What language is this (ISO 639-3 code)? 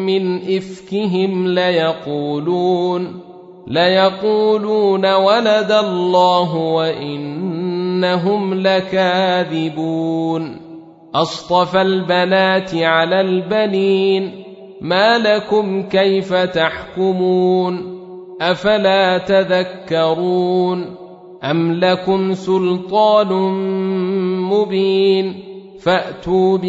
ara